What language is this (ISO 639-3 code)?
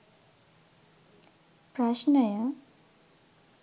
sin